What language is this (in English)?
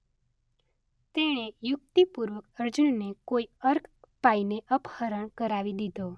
Gujarati